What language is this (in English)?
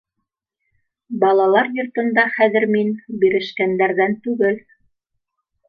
Bashkir